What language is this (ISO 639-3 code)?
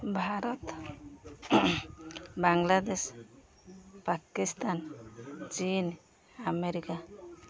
ori